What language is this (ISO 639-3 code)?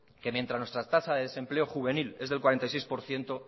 spa